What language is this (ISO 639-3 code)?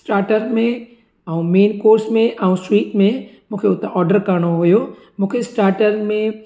snd